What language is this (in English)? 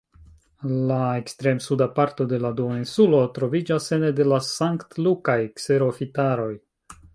Esperanto